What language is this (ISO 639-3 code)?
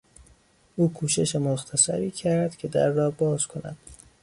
fas